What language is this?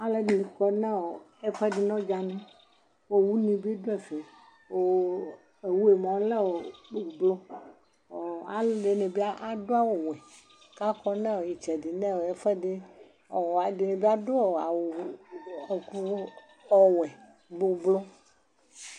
Ikposo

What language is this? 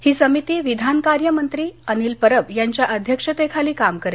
Marathi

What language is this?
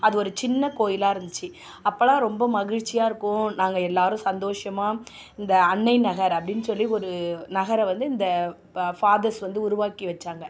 Tamil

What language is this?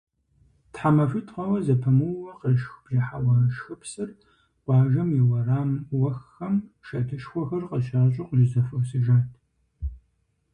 Kabardian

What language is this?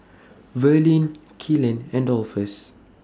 English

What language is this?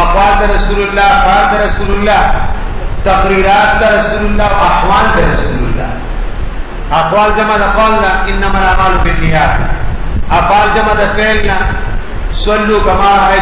Arabic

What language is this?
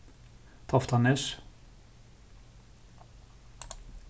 Faroese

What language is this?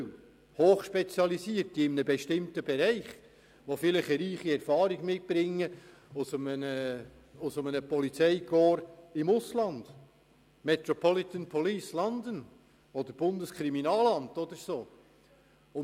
Swiss German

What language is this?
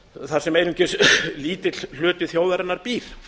Icelandic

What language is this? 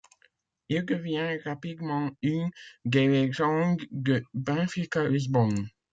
French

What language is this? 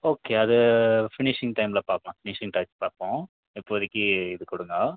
Tamil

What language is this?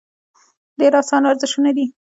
Pashto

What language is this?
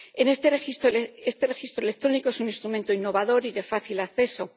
Spanish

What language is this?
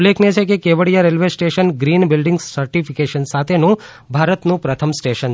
Gujarati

